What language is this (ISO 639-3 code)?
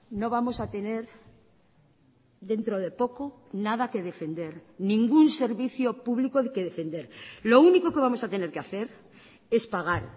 spa